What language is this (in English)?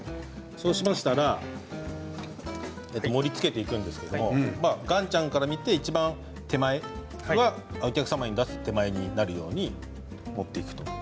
Japanese